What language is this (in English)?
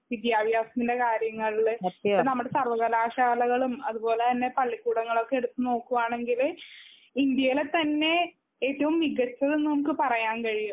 Malayalam